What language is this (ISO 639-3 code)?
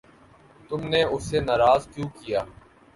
urd